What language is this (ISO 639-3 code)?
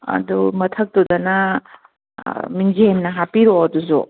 mni